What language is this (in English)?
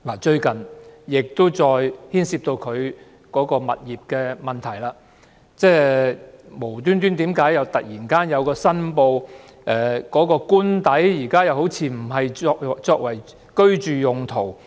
Cantonese